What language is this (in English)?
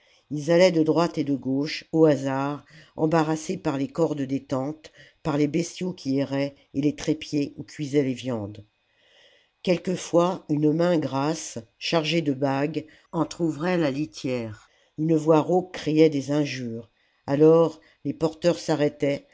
French